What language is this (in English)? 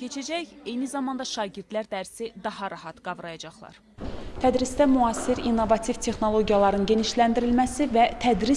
Turkish